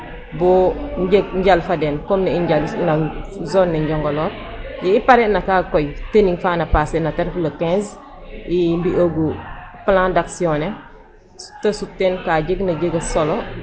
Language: Serer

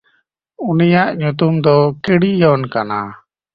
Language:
Santali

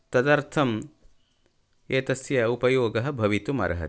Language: Sanskrit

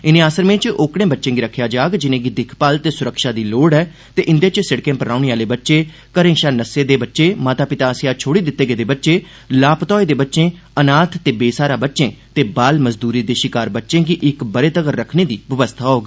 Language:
Dogri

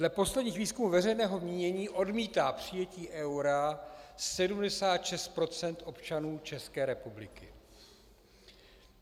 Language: Czech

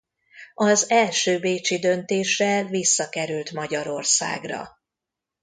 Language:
Hungarian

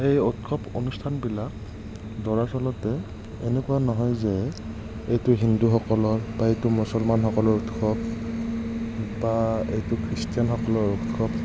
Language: Assamese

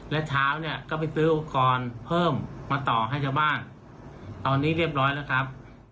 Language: Thai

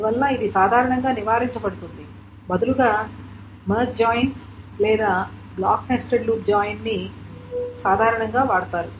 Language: Telugu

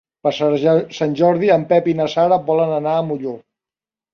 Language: Catalan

